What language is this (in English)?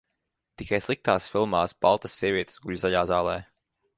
Latvian